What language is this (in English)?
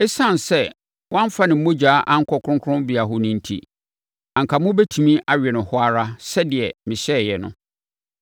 Akan